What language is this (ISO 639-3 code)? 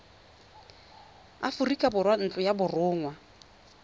tsn